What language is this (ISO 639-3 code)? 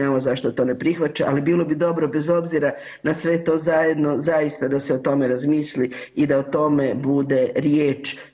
hrv